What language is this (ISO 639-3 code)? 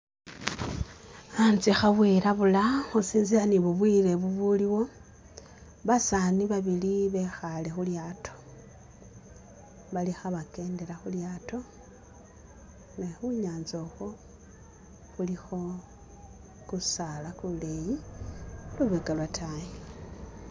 myx